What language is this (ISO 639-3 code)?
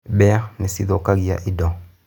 kik